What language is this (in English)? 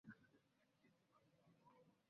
Ganda